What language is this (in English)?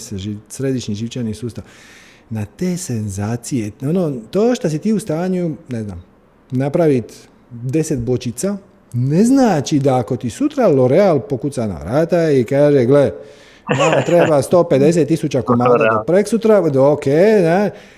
Croatian